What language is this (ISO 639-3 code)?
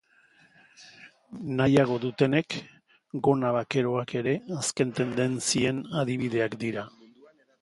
eus